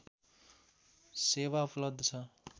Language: Nepali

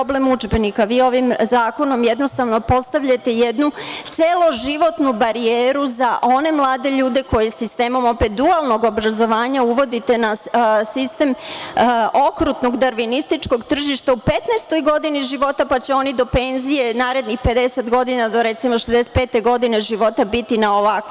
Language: Serbian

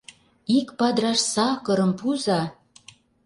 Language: Mari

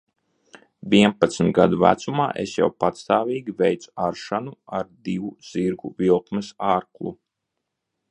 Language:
Latvian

